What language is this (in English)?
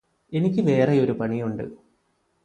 Malayalam